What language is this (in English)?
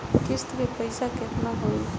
Bhojpuri